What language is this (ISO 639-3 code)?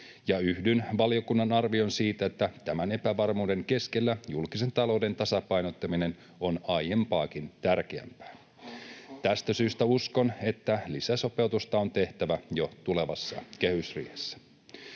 fin